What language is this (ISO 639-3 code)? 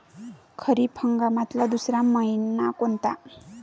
mar